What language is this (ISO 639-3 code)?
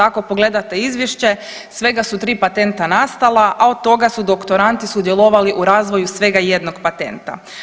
hrv